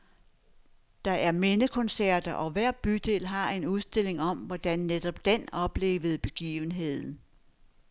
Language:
Danish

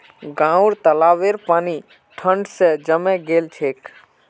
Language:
Magahi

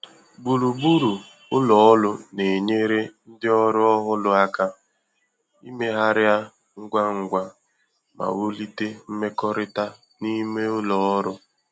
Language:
Igbo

